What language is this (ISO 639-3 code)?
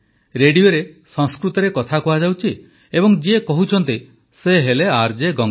ori